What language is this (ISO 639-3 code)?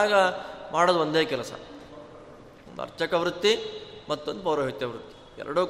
kan